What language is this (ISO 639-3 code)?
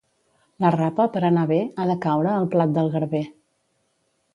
cat